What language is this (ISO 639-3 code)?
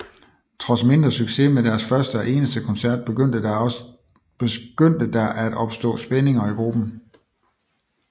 dan